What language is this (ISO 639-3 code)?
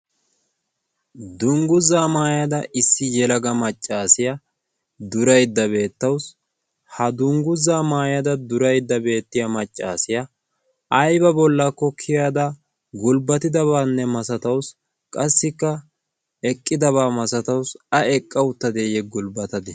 wal